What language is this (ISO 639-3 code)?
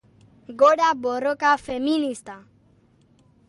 eus